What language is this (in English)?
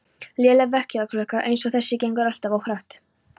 Icelandic